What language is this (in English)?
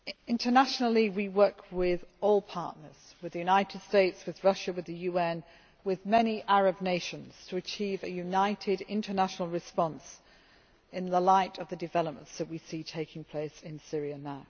English